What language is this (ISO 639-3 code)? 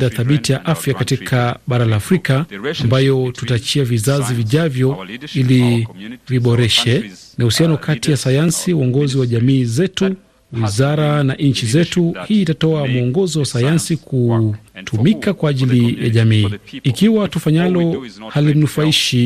swa